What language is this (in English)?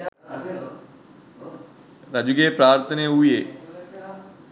Sinhala